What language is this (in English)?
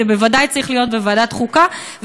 Hebrew